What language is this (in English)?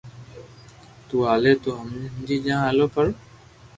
Loarki